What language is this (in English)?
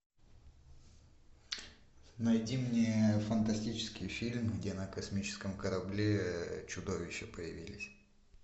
Russian